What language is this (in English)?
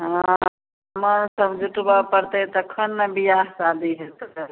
Maithili